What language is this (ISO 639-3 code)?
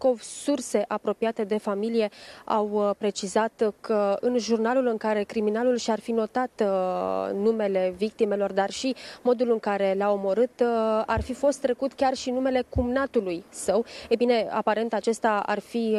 ron